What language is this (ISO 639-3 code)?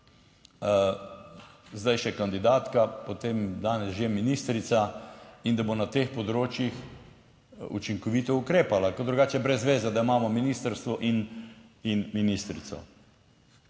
slv